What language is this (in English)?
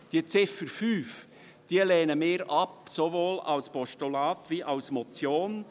Swiss German